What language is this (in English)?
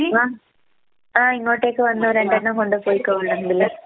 Malayalam